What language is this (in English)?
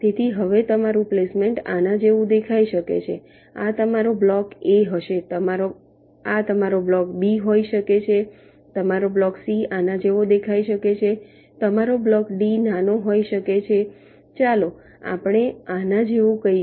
Gujarati